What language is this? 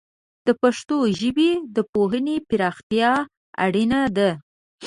Pashto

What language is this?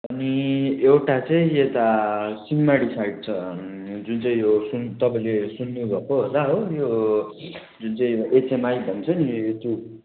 Nepali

